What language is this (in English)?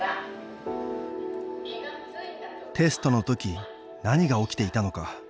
Japanese